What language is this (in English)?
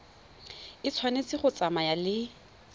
Tswana